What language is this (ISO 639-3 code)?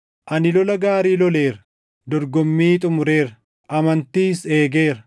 orm